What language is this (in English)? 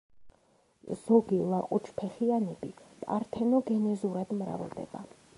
Georgian